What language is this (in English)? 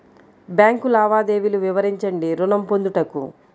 Telugu